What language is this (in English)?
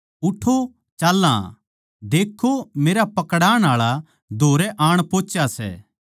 Haryanvi